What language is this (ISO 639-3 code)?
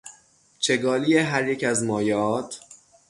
fas